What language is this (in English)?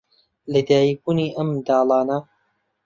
Central Kurdish